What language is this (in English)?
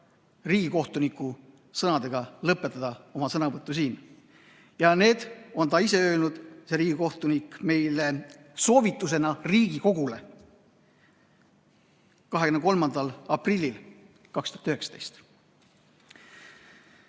Estonian